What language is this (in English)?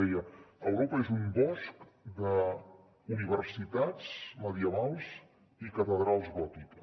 Catalan